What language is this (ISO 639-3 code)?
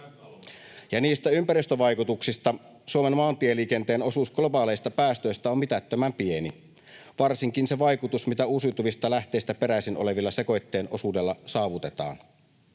fin